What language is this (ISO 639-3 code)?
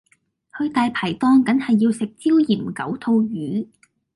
yue